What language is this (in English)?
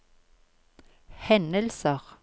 Norwegian